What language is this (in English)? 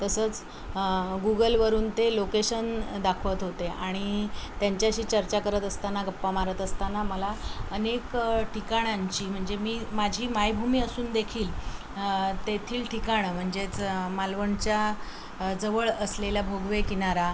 Marathi